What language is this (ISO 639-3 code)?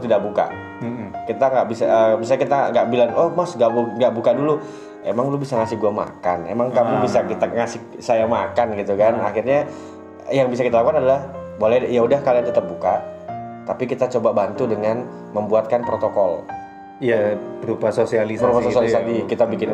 ind